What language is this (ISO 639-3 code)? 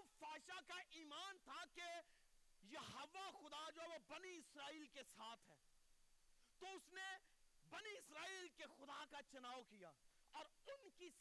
urd